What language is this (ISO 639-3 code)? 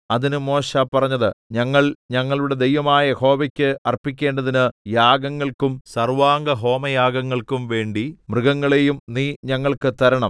mal